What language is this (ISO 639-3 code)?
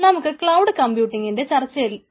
mal